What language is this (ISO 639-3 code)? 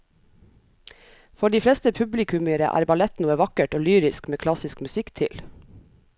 nor